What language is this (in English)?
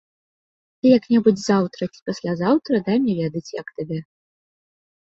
Belarusian